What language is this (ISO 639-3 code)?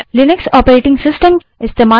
hin